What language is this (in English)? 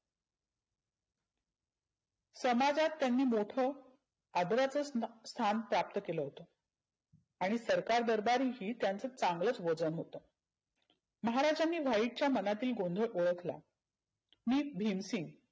Marathi